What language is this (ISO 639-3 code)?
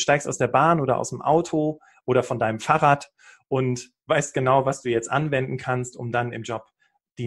deu